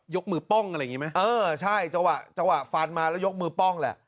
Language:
Thai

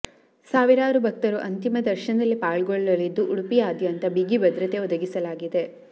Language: Kannada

